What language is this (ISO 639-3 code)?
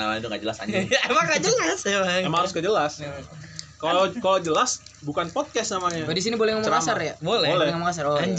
ind